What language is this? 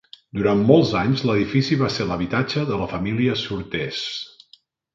Catalan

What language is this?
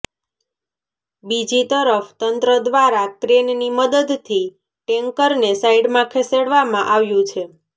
Gujarati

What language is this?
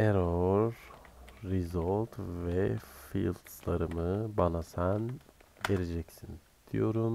Turkish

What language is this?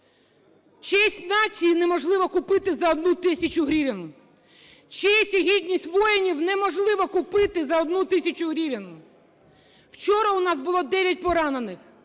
Ukrainian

